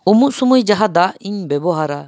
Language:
Santali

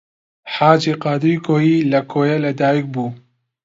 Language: Central Kurdish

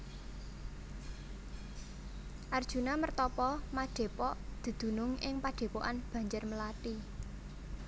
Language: Javanese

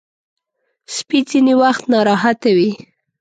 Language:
Pashto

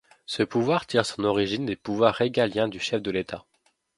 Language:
French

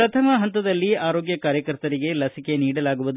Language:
Kannada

